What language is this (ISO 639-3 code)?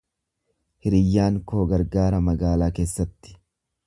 orm